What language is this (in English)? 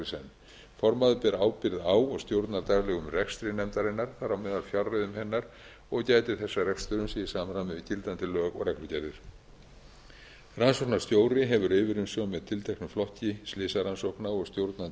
Icelandic